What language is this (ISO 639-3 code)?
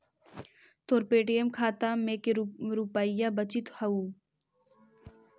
mag